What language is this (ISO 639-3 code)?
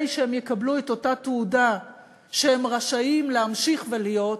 heb